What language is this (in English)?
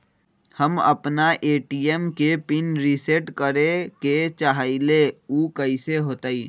Magahi